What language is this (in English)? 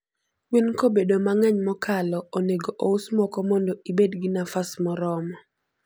Luo (Kenya and Tanzania)